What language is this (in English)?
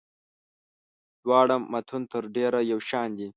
Pashto